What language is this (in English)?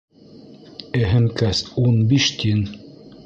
Bashkir